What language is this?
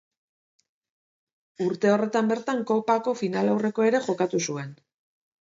Basque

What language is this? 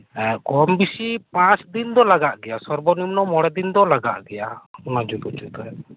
Santali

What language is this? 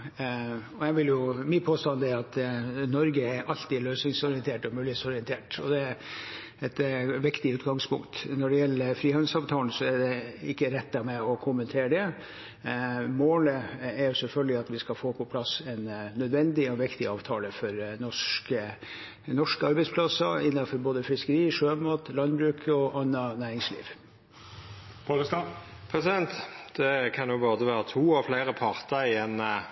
Norwegian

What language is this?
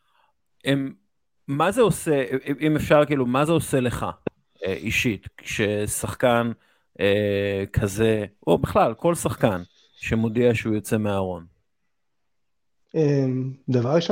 Hebrew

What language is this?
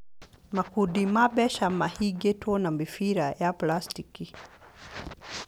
Kikuyu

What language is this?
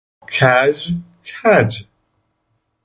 Persian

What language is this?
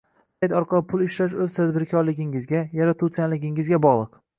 Uzbek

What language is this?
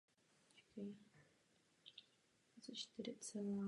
Czech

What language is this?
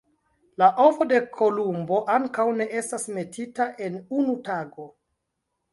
Esperanto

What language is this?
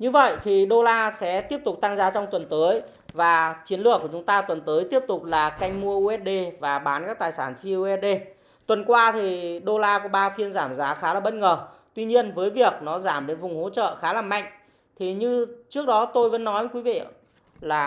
Vietnamese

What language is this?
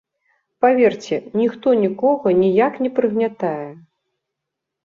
Belarusian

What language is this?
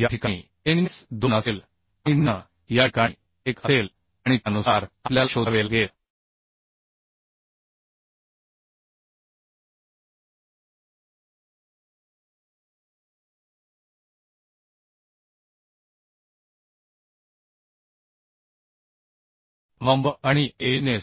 Marathi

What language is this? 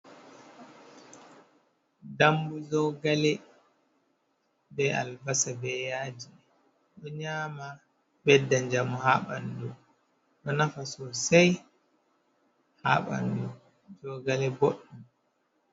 Fula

